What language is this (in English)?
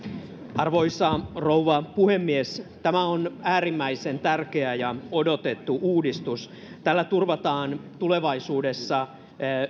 Finnish